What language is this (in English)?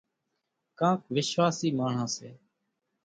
Kachi Koli